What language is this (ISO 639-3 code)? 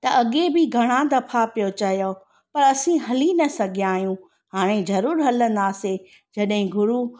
snd